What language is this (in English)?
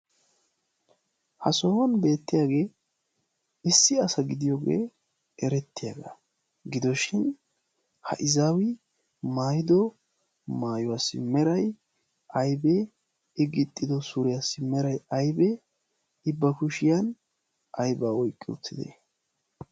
Wolaytta